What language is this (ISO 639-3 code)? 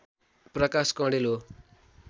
nep